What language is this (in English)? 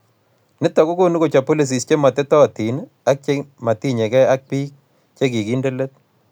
Kalenjin